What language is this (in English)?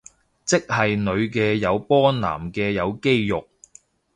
Cantonese